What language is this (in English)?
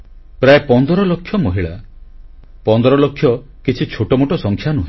Odia